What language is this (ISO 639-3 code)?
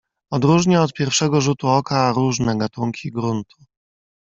pol